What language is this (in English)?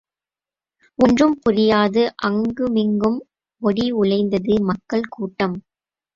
Tamil